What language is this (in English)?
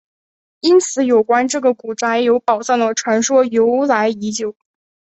Chinese